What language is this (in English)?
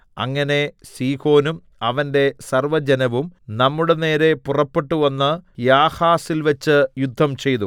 Malayalam